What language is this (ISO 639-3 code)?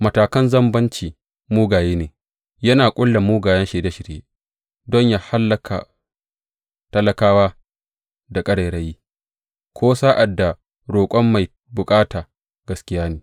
hau